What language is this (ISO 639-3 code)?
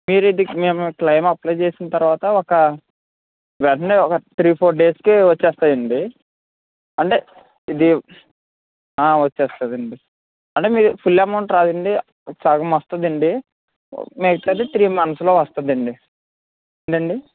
tel